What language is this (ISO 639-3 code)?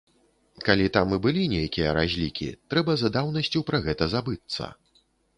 bel